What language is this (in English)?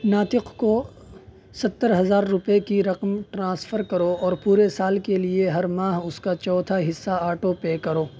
Urdu